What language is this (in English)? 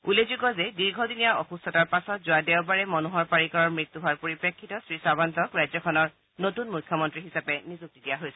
Assamese